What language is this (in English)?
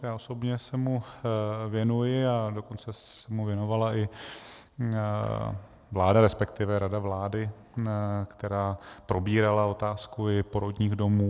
Czech